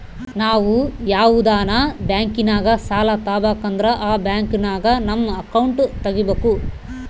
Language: Kannada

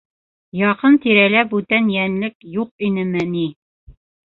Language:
Bashkir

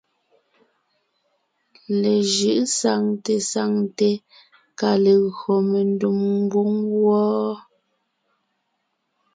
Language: Ngiemboon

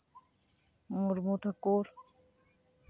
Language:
Santali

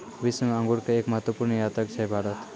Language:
Maithili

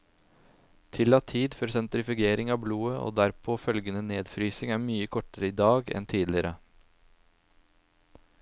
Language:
Norwegian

